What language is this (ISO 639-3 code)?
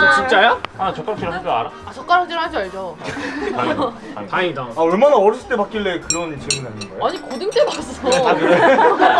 kor